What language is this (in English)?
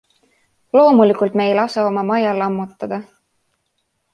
Estonian